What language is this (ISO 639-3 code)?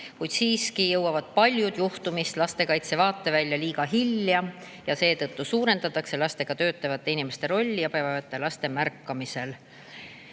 est